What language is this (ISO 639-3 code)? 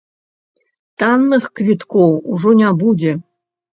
bel